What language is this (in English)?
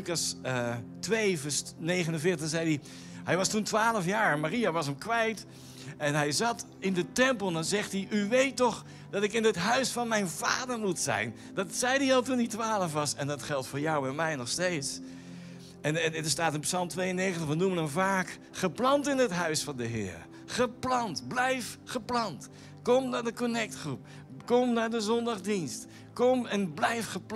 Dutch